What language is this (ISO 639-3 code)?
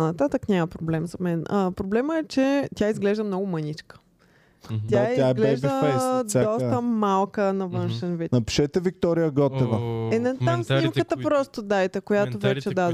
bul